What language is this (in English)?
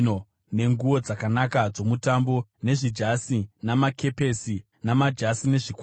Shona